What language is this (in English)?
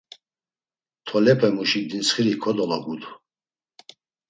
Laz